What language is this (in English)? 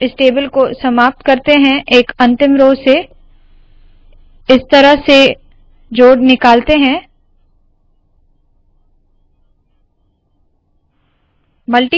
Hindi